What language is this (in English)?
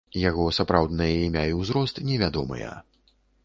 Belarusian